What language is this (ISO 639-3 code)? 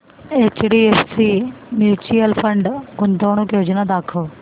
mar